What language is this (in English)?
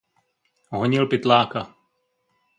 Czech